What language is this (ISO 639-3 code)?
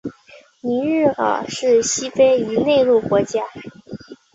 zho